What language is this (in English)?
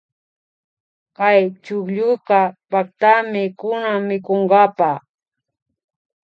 Imbabura Highland Quichua